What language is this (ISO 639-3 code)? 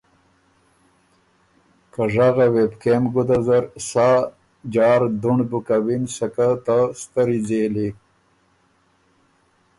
oru